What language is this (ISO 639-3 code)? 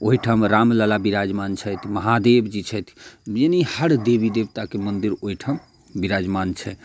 mai